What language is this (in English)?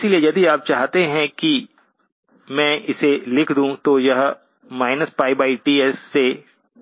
Hindi